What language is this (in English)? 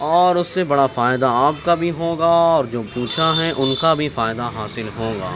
Urdu